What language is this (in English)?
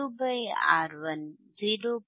Kannada